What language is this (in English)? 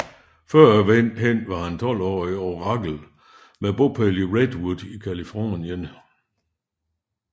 Danish